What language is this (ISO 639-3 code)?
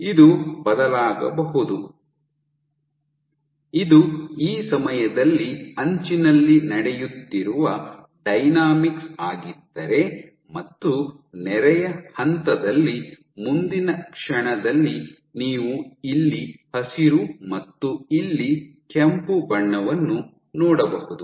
kan